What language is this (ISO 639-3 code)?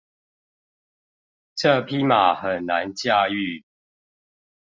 zho